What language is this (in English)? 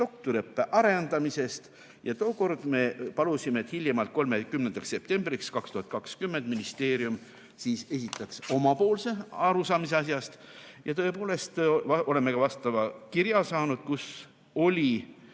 Estonian